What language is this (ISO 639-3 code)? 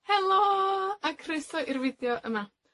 cym